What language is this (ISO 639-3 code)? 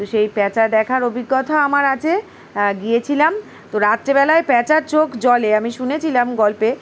ben